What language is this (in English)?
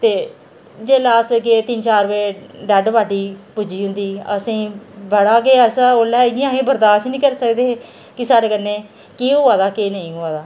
Dogri